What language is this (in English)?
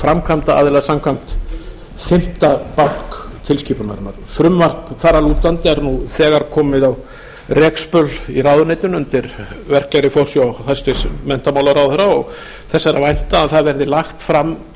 Icelandic